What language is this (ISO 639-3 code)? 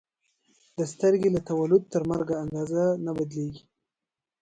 pus